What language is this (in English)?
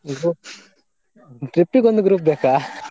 Kannada